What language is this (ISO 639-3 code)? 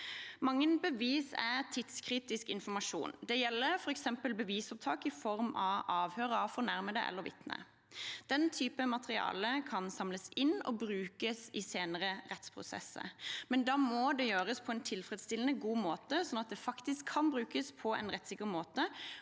nor